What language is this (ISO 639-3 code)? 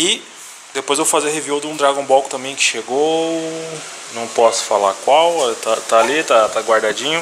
por